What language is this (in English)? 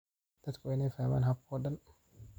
Somali